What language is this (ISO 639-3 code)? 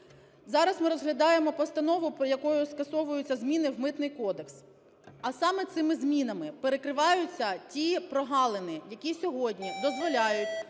ukr